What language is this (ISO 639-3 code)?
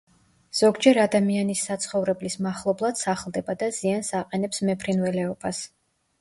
kat